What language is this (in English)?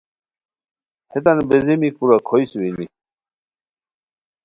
Khowar